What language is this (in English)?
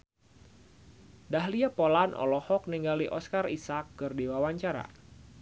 Sundanese